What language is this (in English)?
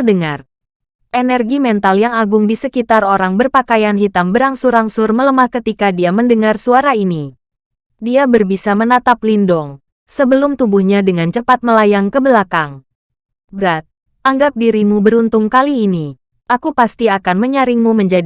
Indonesian